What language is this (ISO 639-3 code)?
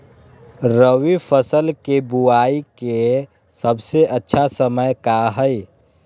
mag